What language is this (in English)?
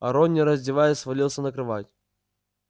Russian